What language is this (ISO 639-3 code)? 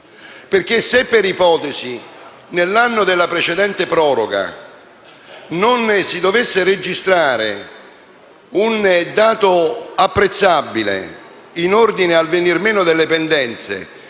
ita